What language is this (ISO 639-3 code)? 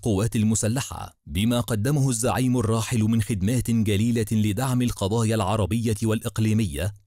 ara